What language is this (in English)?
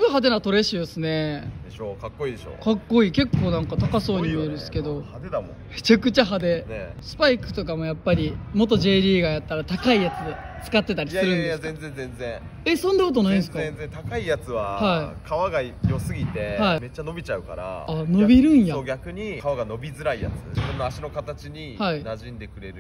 Japanese